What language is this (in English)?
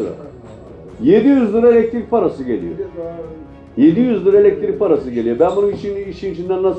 Turkish